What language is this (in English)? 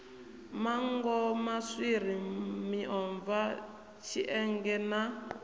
Venda